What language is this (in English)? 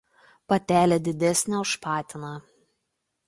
Lithuanian